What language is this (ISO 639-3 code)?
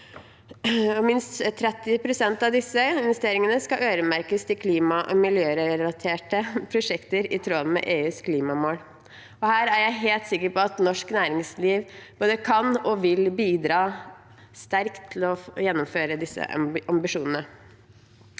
nor